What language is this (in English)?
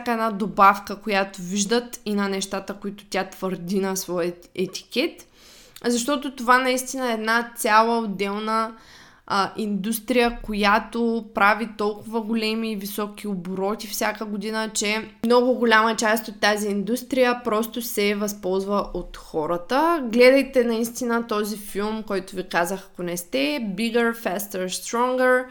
Bulgarian